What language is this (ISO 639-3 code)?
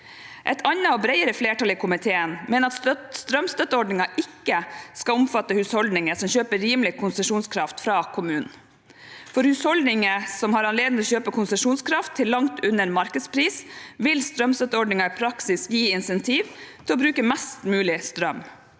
nor